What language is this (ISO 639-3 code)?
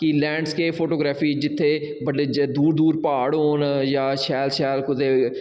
doi